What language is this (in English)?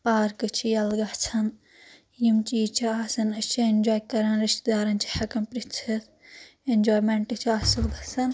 Kashmiri